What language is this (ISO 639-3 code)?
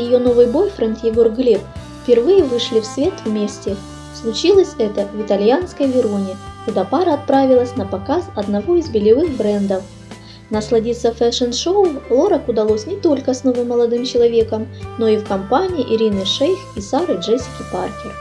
rus